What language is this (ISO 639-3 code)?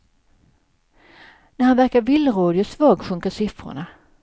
swe